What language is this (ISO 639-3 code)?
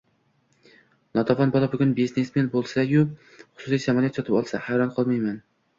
uzb